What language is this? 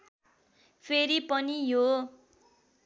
Nepali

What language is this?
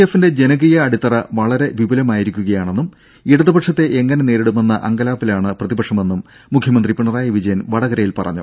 Malayalam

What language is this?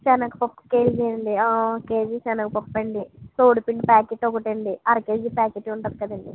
Telugu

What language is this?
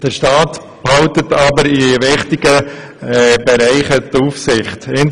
Swiss German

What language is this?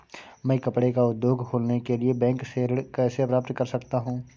Hindi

